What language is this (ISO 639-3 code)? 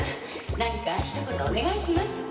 jpn